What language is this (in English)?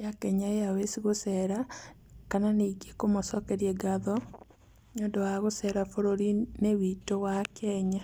Kikuyu